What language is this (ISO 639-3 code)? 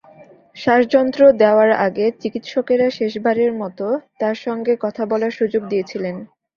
ben